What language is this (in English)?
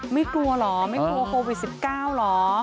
Thai